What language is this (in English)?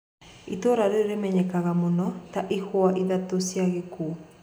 Kikuyu